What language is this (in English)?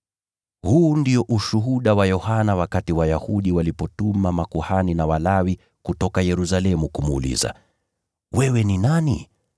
Swahili